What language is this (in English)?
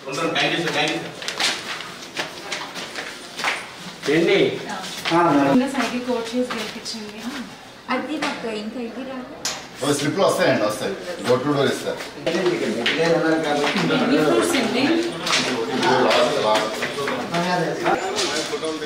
Hindi